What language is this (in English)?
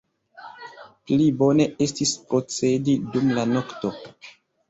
Esperanto